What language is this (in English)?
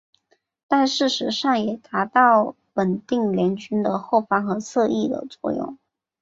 Chinese